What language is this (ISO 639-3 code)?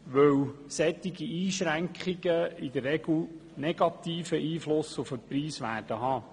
gsw